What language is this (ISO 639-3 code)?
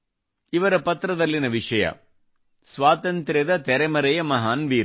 kan